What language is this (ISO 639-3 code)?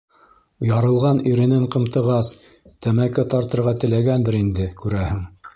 bak